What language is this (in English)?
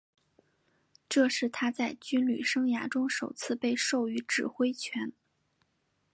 Chinese